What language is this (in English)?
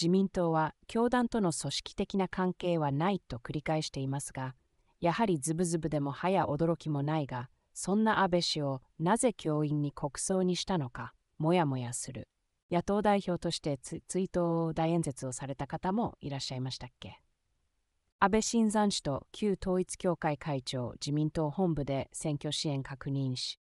Japanese